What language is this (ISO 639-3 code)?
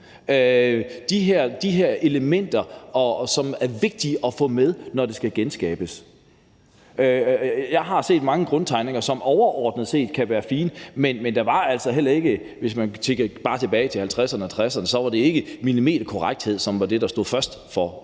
dan